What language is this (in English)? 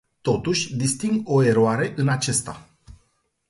Romanian